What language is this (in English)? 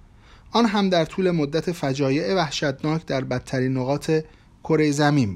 Persian